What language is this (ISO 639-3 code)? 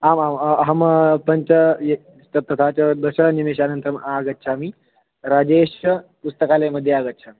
san